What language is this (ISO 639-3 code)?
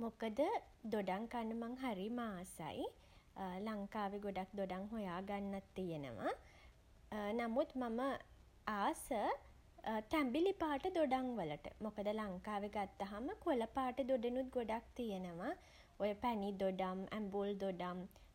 sin